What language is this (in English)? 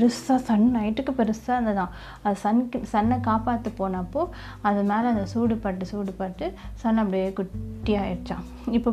Tamil